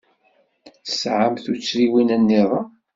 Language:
Kabyle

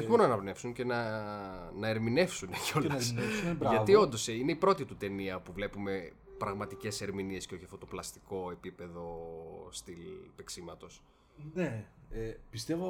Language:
Greek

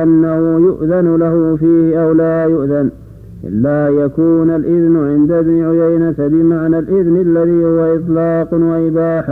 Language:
Arabic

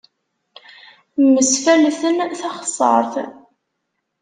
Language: Kabyle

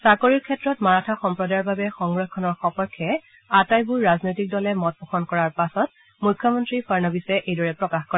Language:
Assamese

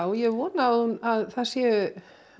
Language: Icelandic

